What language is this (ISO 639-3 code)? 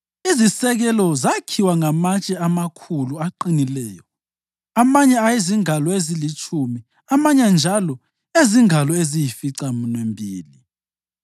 nde